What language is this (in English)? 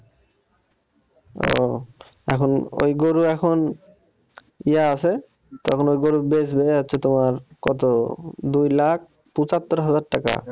Bangla